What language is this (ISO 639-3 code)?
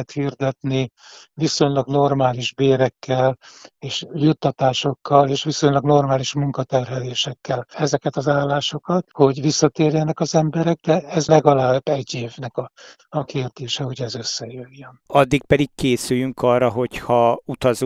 hun